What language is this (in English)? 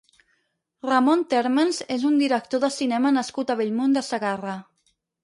Catalan